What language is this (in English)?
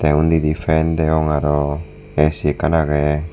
Chakma